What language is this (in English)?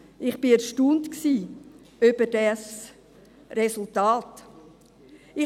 Swiss German